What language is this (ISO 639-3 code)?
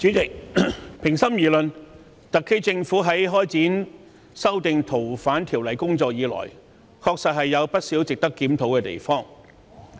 yue